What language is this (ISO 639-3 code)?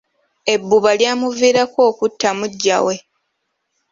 lug